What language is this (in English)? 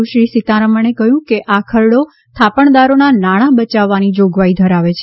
Gujarati